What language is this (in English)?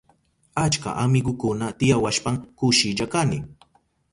Southern Pastaza Quechua